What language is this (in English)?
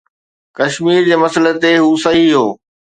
Sindhi